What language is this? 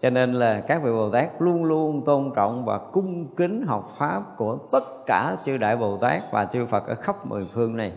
Vietnamese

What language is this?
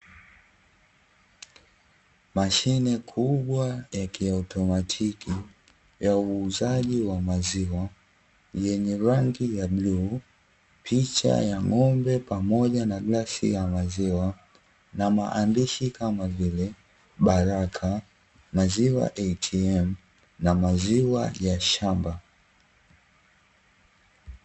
Swahili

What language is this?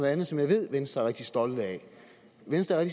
Danish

